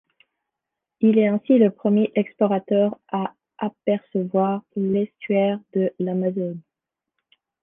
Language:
French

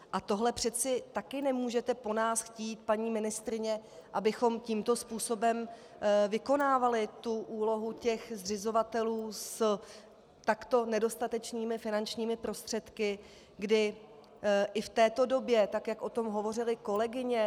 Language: Czech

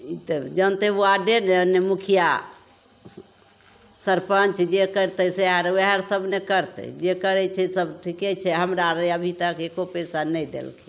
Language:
Maithili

